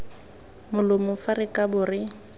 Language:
Tswana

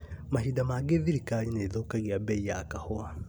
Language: Kikuyu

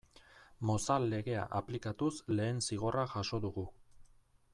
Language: Basque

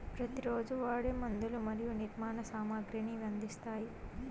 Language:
Telugu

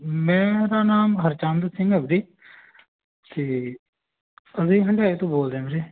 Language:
Punjabi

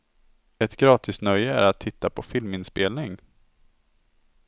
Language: Swedish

